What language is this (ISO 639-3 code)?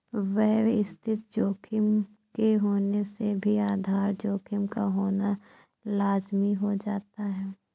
hin